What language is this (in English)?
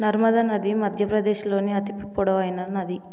Telugu